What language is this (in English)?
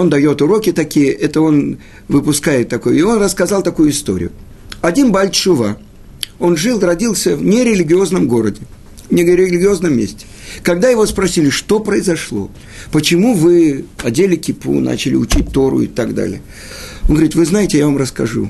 Russian